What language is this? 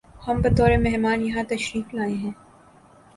Urdu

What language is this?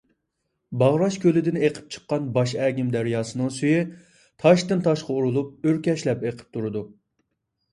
Uyghur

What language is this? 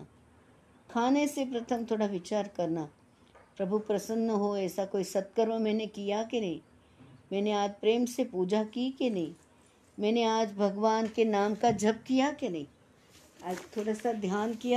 Hindi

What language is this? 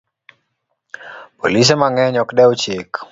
Luo (Kenya and Tanzania)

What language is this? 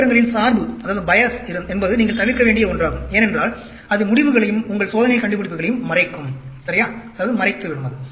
Tamil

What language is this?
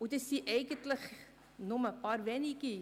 Swiss German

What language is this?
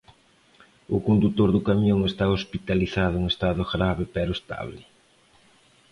Galician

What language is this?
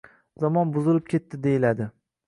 Uzbek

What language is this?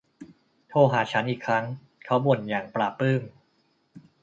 Thai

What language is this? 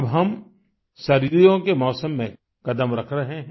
Hindi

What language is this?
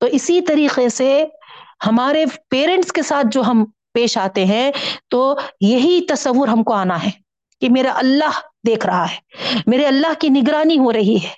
Urdu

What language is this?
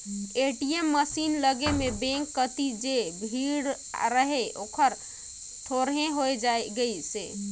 Chhattisgarhi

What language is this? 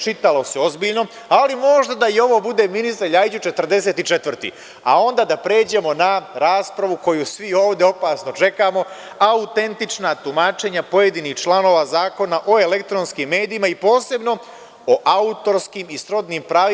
Serbian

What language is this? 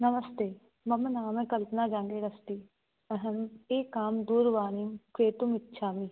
Sanskrit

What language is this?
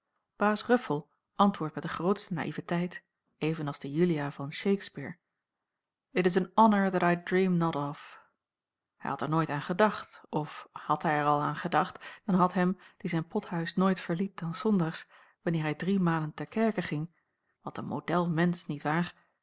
Dutch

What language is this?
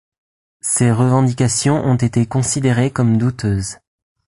French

